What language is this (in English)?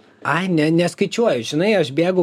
Lithuanian